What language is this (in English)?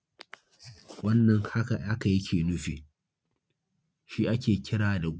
Hausa